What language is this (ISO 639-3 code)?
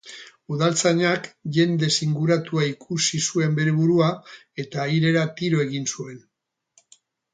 eus